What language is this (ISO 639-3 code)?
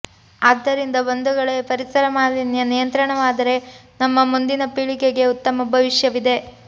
kan